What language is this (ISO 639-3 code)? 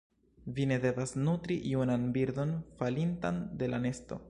epo